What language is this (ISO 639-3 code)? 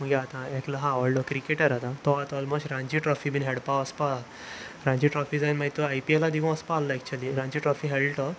kok